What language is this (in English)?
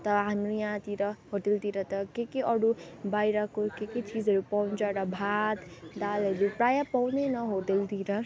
Nepali